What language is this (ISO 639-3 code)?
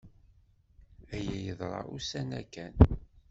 kab